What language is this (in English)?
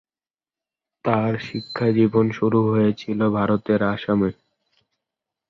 Bangla